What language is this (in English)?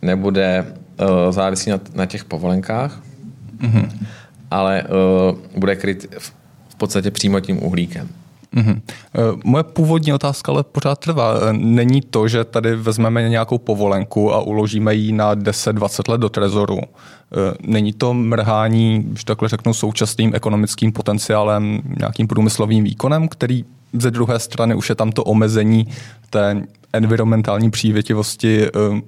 Czech